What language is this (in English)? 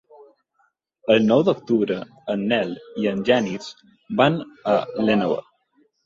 Catalan